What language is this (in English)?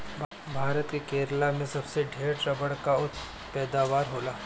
Bhojpuri